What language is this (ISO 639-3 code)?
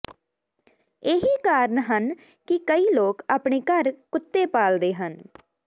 pan